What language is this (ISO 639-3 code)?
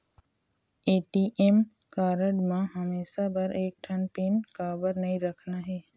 hne